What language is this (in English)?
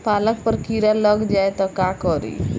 Bhojpuri